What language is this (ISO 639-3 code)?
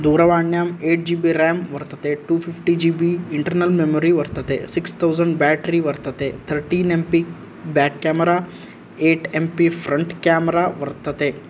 san